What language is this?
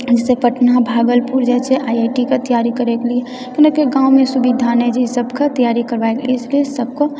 Maithili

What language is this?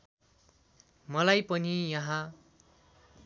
Nepali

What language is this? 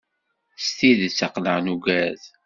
Kabyle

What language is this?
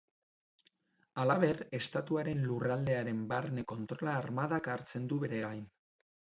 Basque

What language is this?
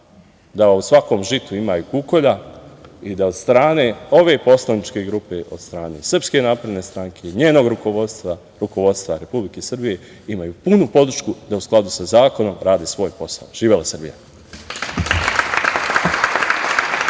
Serbian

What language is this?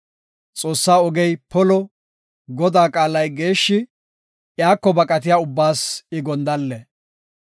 Gofa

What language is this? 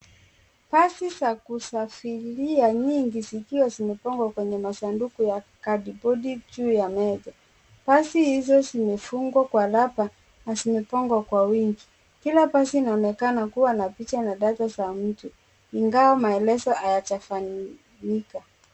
Swahili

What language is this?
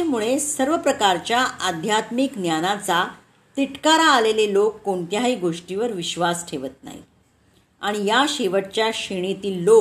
Marathi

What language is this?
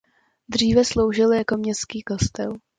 Czech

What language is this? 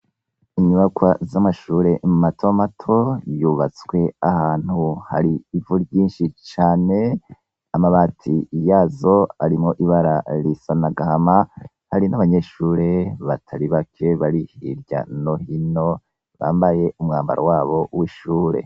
Rundi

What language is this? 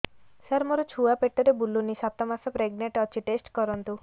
Odia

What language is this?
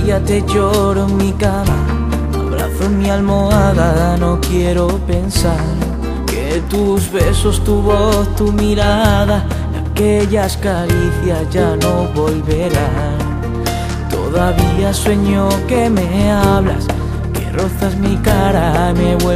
Slovak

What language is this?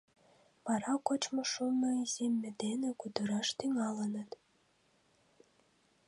Mari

